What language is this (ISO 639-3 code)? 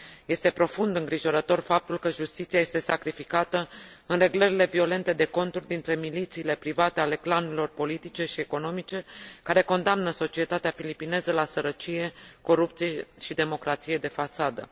ron